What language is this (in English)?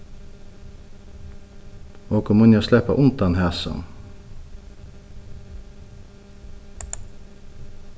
Faroese